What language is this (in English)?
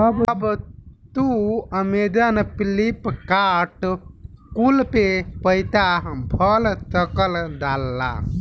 Bhojpuri